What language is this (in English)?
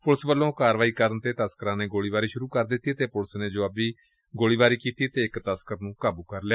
Punjabi